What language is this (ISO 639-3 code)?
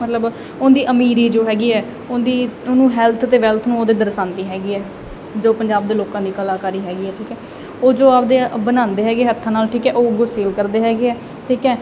pan